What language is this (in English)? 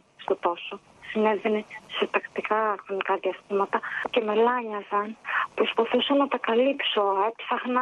Greek